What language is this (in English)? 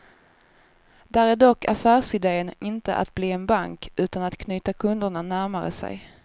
Swedish